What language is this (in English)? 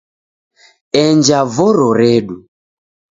Taita